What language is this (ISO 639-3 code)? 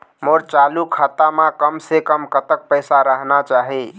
hne